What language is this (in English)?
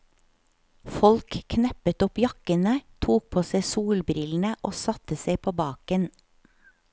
Norwegian